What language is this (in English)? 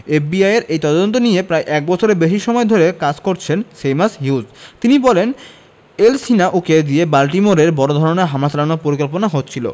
Bangla